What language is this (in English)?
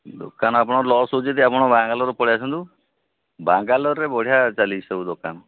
Odia